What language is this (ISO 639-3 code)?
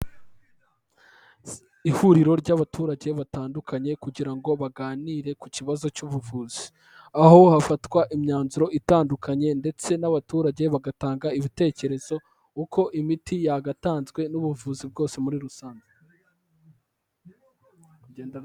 kin